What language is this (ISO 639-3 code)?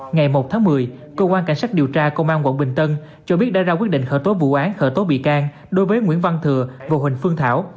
vie